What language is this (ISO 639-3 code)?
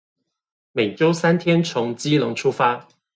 zho